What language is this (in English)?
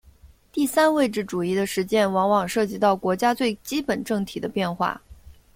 Chinese